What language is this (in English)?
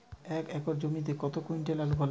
Bangla